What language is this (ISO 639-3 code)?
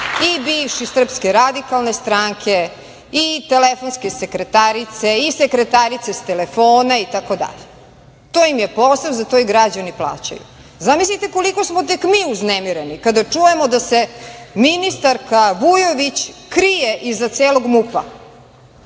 srp